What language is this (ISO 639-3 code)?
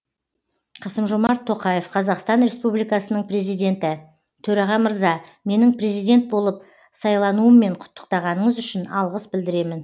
kaz